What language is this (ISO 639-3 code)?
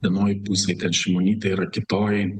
lit